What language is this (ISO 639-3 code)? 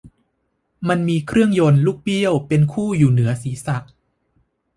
tha